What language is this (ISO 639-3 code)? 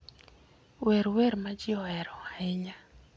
luo